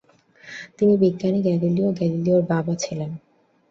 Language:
Bangla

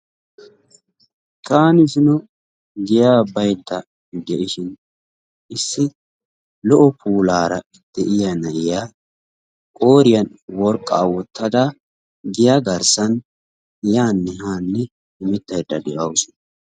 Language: Wolaytta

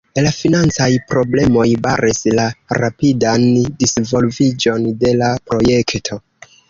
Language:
Esperanto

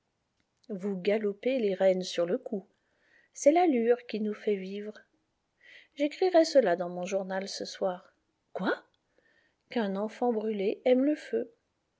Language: French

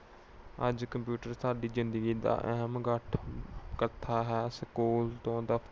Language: Punjabi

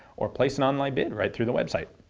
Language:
English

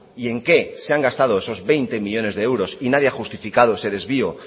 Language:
Spanish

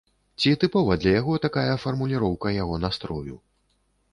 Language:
Belarusian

